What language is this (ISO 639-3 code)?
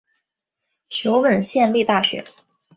zho